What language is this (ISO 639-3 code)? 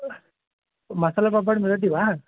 san